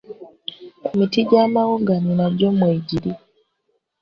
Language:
Ganda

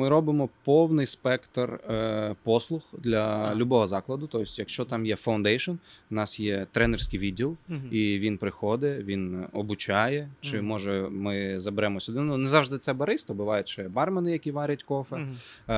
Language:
Ukrainian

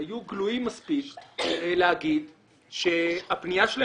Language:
Hebrew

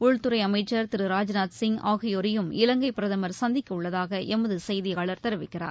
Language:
Tamil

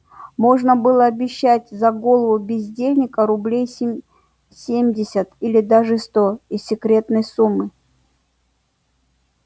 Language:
Russian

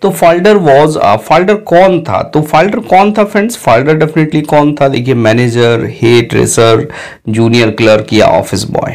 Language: Hindi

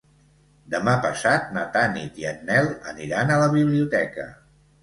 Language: Catalan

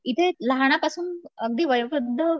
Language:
Marathi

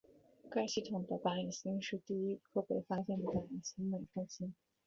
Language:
Chinese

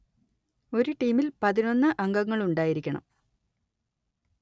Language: Malayalam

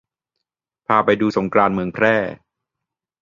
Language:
Thai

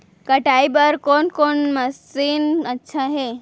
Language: Chhattisgarhi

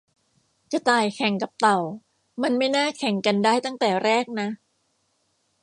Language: Thai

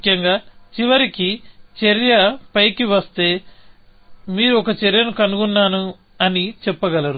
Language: Telugu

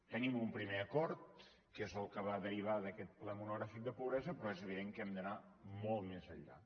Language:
Catalan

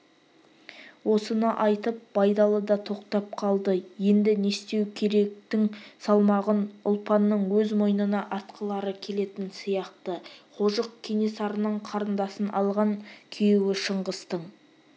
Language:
Kazakh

